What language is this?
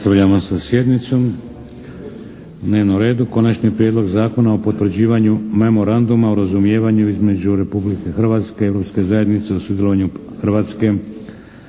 Croatian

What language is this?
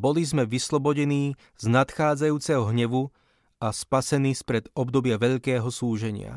Slovak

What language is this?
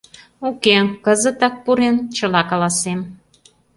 Mari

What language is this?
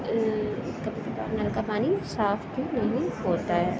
Urdu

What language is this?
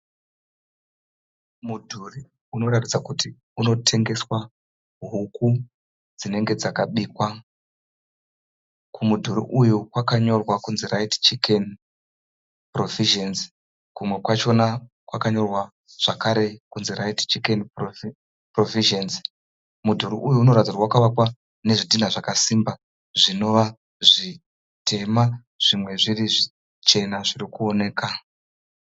Shona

